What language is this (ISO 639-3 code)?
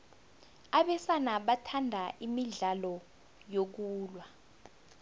nbl